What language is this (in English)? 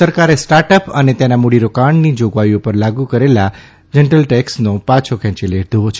Gujarati